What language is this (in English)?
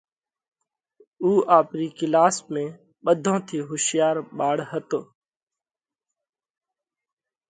Parkari Koli